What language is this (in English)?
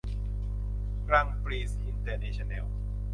Thai